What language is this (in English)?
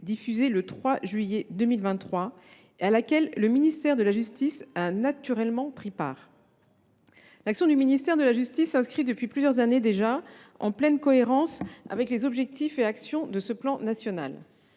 French